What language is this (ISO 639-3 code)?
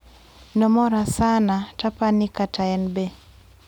luo